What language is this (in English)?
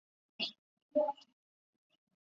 Chinese